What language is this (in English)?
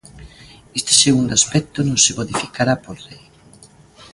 Galician